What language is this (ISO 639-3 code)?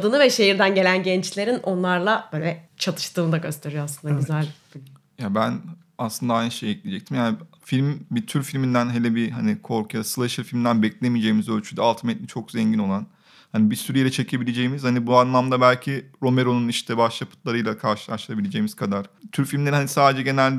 tur